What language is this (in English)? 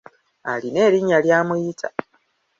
Ganda